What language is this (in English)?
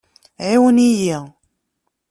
Kabyle